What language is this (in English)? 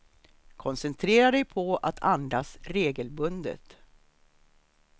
Swedish